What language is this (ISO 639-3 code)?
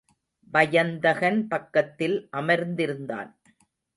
tam